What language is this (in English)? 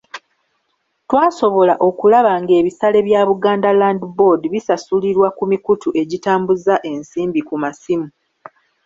Ganda